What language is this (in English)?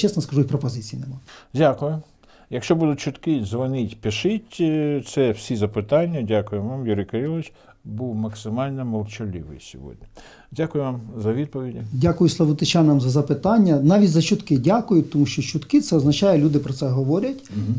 Ukrainian